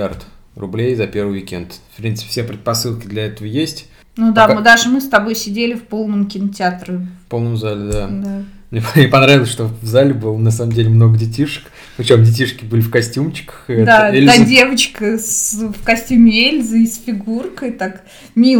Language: Russian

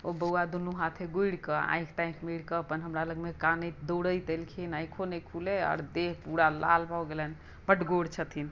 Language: Maithili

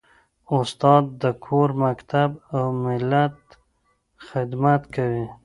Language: Pashto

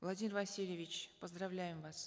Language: Kazakh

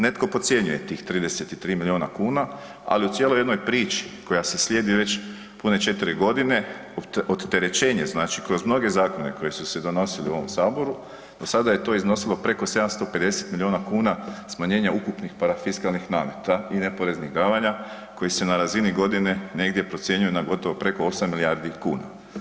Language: Croatian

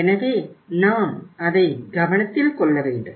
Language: Tamil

